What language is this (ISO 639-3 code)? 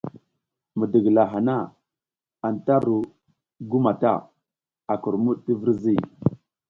giz